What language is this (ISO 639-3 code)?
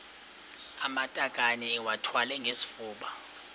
xho